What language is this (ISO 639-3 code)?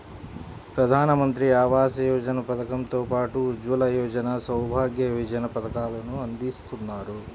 tel